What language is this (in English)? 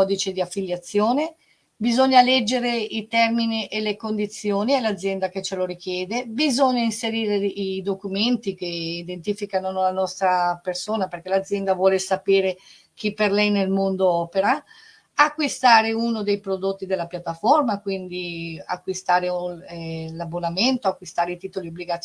Italian